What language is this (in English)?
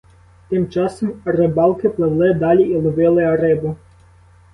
Ukrainian